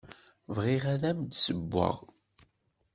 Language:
Kabyle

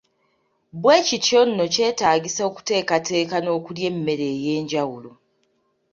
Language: Ganda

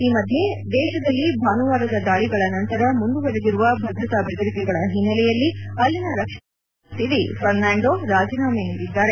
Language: Kannada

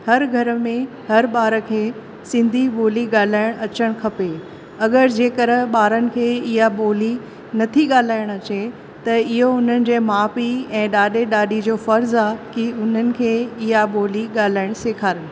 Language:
Sindhi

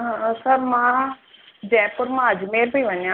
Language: Sindhi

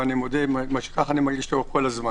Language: Hebrew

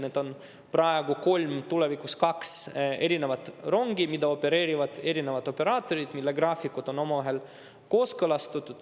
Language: Estonian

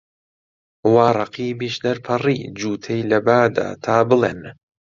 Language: Central Kurdish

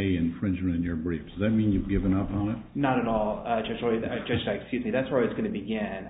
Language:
English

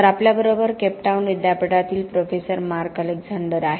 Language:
Marathi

